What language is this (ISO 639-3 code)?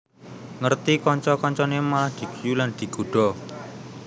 jav